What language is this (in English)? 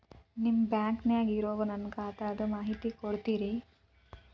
Kannada